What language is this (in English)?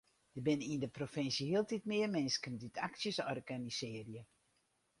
Western Frisian